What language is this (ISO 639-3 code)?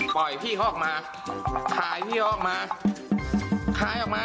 tha